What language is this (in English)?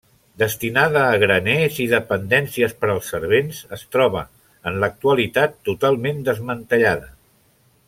Catalan